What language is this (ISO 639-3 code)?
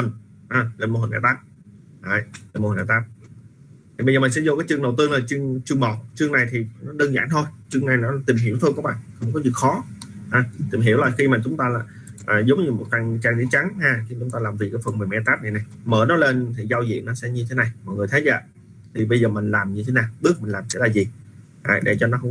vie